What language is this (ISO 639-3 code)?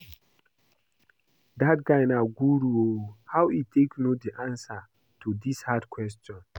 pcm